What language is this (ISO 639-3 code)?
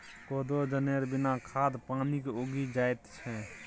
mai